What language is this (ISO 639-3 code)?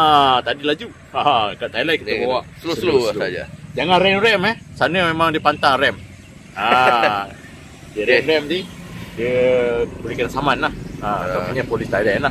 msa